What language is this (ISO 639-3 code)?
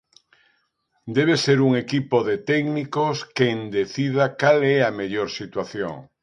glg